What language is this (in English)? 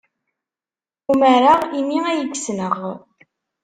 Kabyle